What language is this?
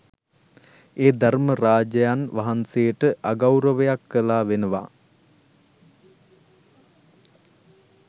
Sinhala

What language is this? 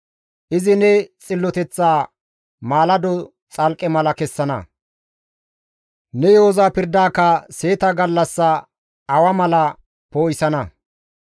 Gamo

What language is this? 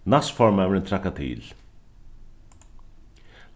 Faroese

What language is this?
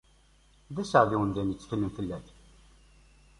Kabyle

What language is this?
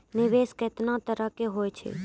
Maithili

